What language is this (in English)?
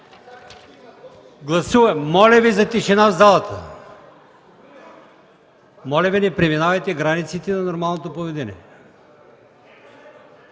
Bulgarian